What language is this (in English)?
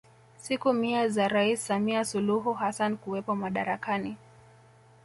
Swahili